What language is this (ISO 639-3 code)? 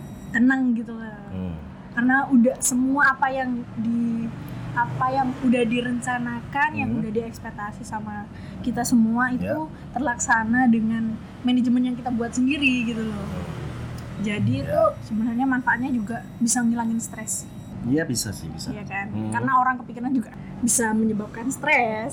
ind